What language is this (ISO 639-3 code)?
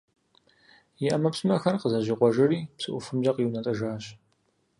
kbd